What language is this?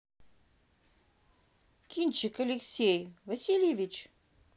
Russian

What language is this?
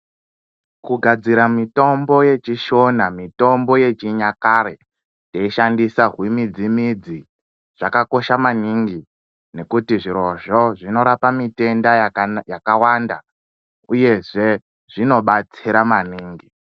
Ndau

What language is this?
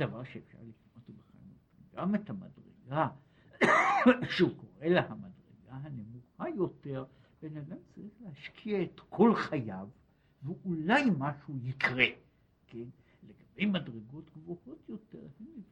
Hebrew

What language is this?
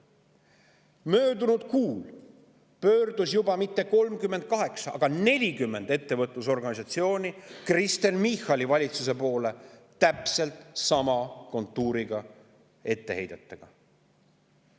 Estonian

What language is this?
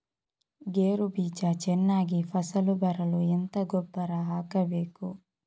Kannada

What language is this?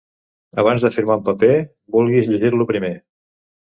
Catalan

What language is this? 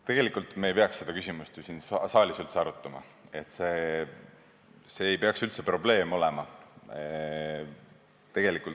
Estonian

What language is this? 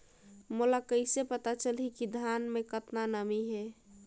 Chhattisgarhi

